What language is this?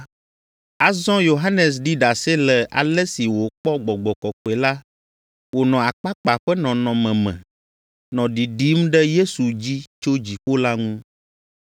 Ewe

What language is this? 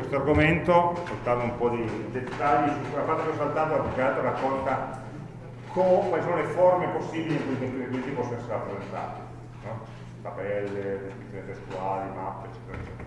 Italian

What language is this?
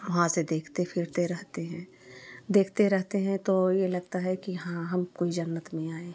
Hindi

